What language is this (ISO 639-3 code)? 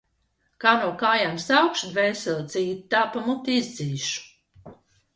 lav